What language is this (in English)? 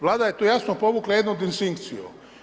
Croatian